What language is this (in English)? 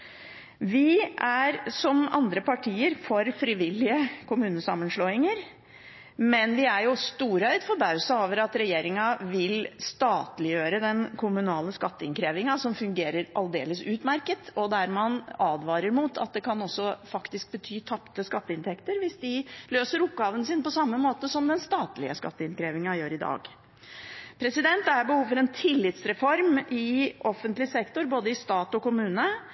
Norwegian Bokmål